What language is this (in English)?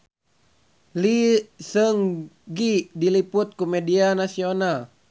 Sundanese